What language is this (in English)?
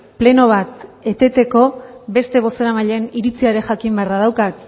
Basque